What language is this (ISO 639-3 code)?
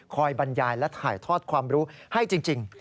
tha